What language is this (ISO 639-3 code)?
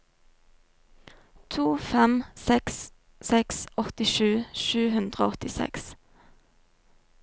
nor